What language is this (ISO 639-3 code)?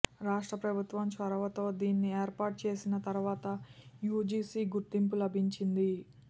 tel